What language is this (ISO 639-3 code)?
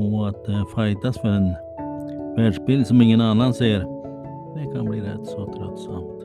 swe